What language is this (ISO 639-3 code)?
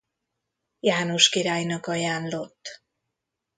hun